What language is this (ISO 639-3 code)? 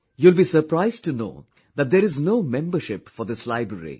eng